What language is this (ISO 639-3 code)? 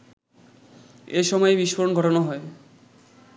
ben